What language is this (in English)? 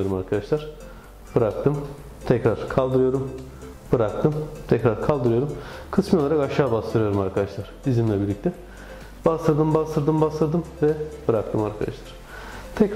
Turkish